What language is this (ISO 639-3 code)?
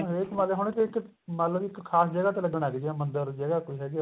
pan